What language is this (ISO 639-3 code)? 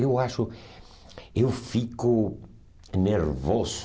por